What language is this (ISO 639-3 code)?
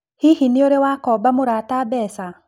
kik